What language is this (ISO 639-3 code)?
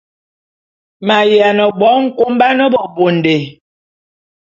bum